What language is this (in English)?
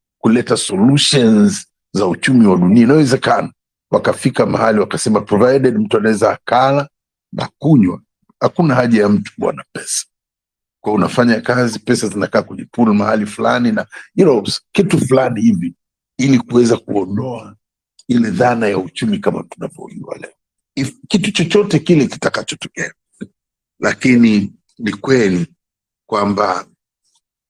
Swahili